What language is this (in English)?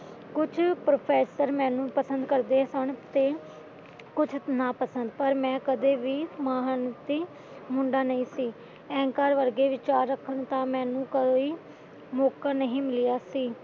Punjabi